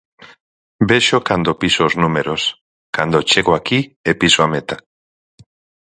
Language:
Galician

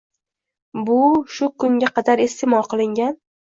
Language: Uzbek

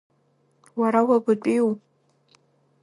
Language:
Abkhazian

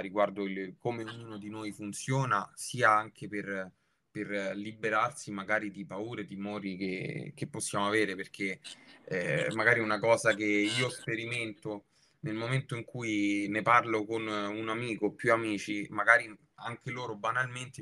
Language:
Italian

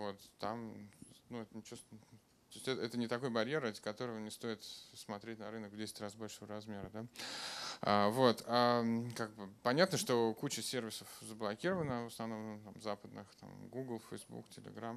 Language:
Russian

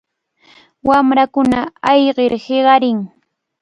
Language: Cajatambo North Lima Quechua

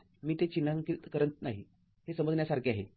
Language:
Marathi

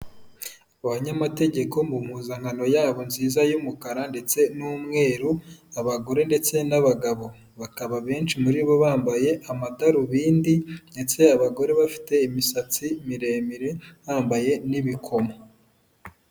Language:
Kinyarwanda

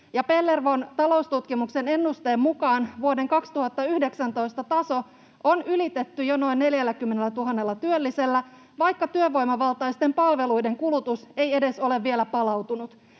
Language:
Finnish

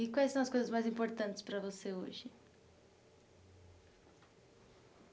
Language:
Portuguese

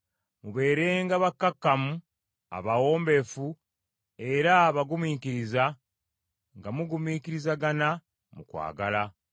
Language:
Ganda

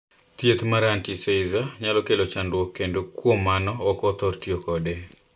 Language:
Luo (Kenya and Tanzania)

